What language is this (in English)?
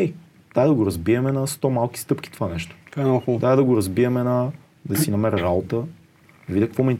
Bulgarian